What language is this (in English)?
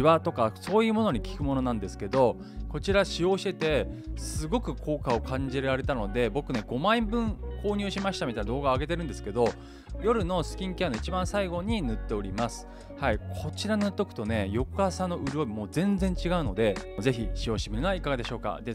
Japanese